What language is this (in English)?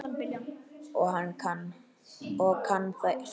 Icelandic